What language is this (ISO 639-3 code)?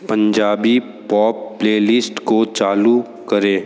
hin